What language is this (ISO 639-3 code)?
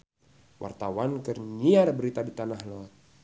sun